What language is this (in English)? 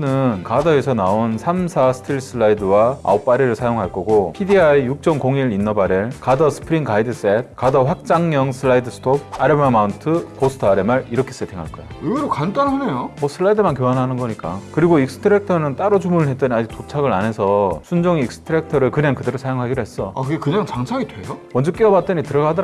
Korean